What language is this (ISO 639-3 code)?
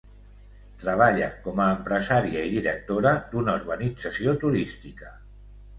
cat